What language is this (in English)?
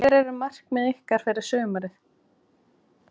Icelandic